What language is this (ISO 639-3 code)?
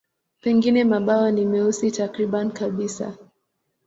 swa